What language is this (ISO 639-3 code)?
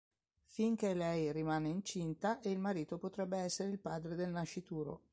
ita